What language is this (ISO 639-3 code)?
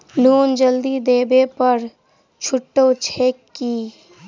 mai